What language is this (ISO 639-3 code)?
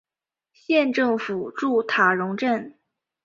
zho